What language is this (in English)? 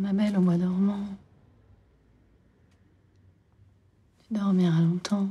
French